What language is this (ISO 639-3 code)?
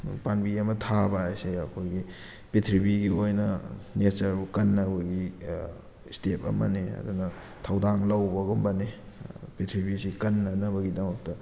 mni